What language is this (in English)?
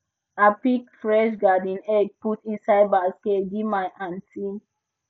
Nigerian Pidgin